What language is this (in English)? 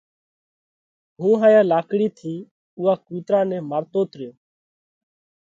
Parkari Koli